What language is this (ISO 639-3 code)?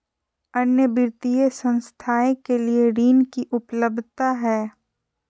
mag